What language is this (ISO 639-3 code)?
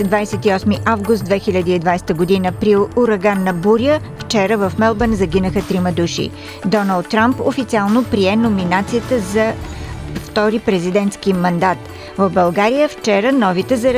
bul